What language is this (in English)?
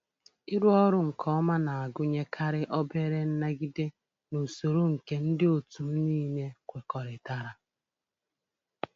Igbo